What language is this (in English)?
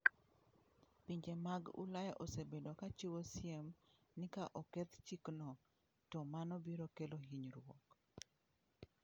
Luo (Kenya and Tanzania)